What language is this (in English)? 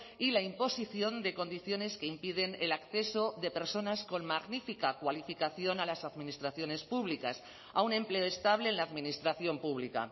Spanish